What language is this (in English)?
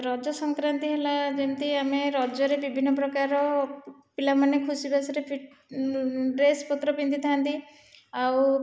Odia